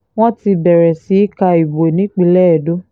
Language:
Yoruba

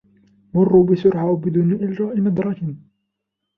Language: Arabic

